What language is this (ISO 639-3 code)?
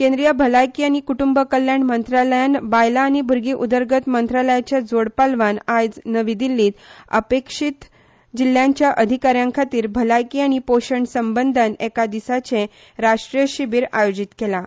kok